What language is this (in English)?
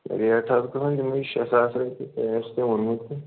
Kashmiri